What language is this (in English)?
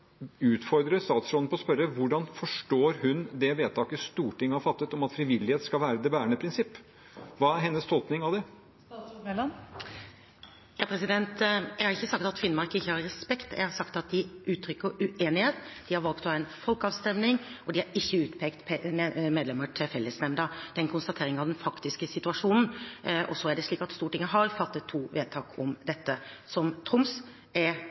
Norwegian Bokmål